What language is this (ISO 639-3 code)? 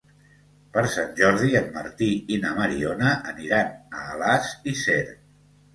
cat